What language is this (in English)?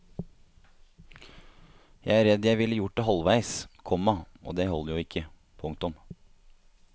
Norwegian